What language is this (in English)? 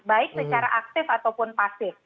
Indonesian